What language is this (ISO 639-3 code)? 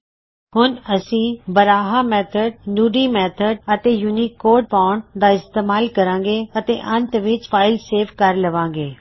pan